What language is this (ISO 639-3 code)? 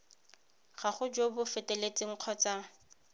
tsn